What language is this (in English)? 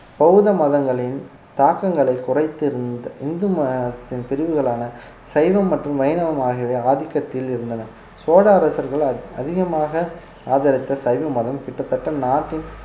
Tamil